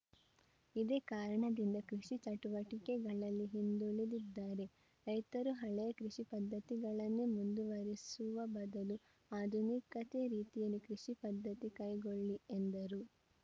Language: Kannada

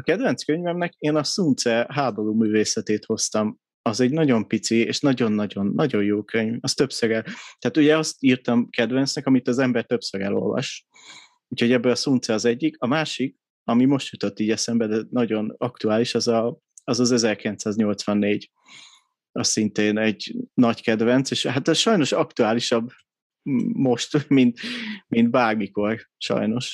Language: Hungarian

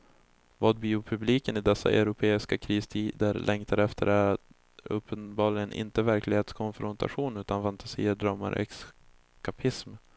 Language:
Swedish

